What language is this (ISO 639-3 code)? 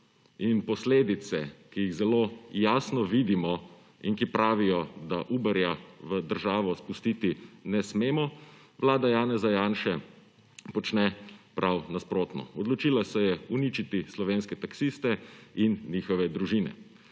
slv